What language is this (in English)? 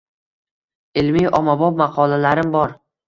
Uzbek